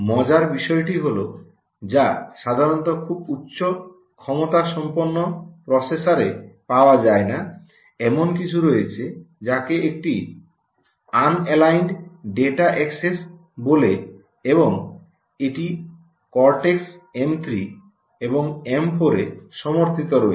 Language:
Bangla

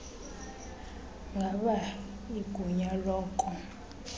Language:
Xhosa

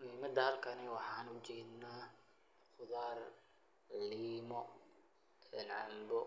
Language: Somali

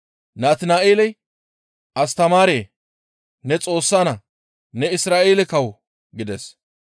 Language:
Gamo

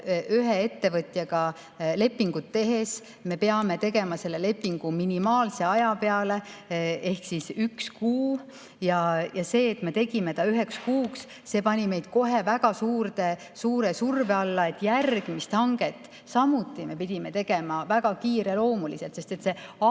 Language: Estonian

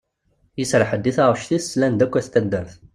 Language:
Kabyle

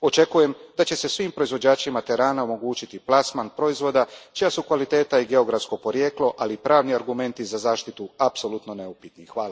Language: Croatian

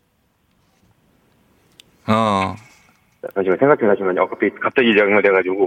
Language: Korean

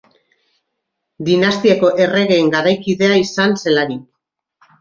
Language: Basque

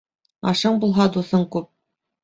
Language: Bashkir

